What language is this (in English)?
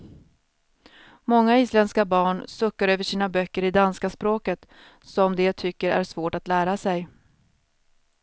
Swedish